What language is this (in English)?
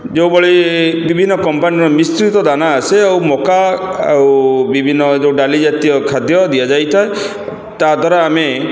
Odia